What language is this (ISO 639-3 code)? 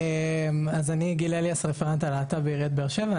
heb